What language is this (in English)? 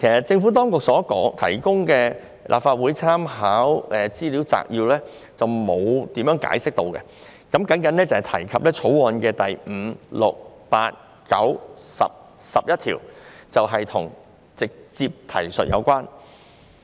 Cantonese